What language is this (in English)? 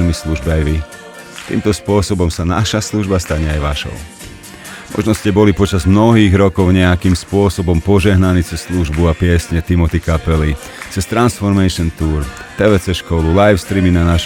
Slovak